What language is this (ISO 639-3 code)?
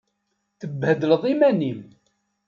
kab